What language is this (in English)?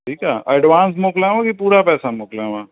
Sindhi